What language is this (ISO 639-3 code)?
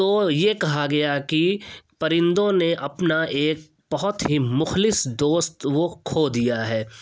urd